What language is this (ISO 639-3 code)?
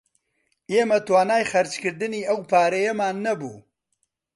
ckb